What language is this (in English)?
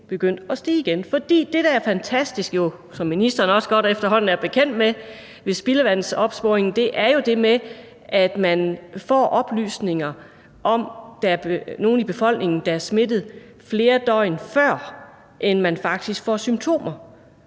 Danish